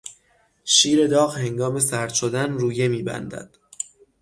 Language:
Persian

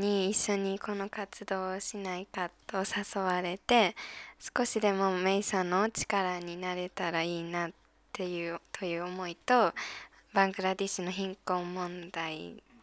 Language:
Japanese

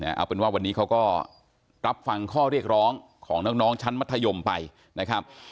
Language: Thai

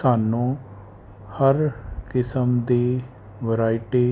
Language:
Punjabi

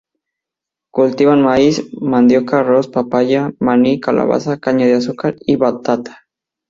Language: Spanish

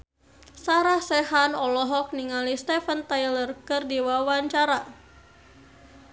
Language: Sundanese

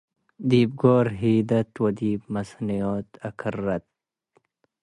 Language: Tigre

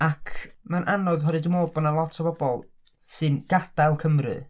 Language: Welsh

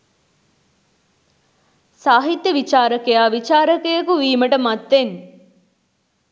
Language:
Sinhala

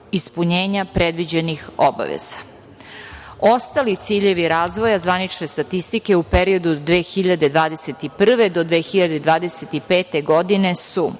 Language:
Serbian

